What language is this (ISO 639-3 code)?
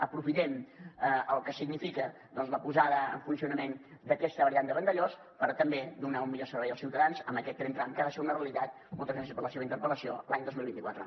cat